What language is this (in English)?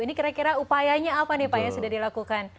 Indonesian